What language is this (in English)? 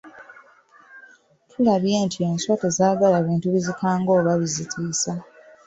Ganda